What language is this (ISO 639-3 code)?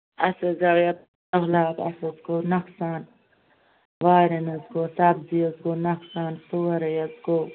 kas